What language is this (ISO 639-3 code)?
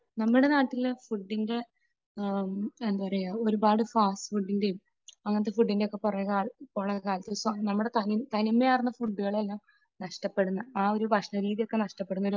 mal